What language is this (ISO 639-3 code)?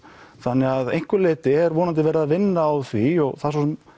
isl